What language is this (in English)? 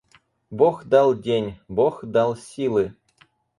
Russian